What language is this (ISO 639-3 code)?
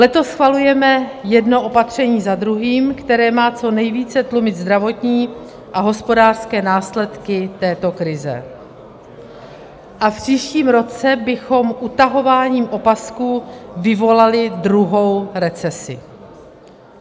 ces